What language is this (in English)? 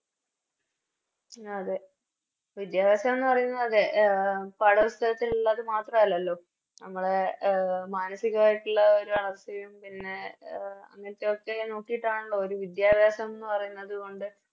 Malayalam